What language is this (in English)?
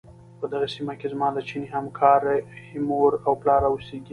Pashto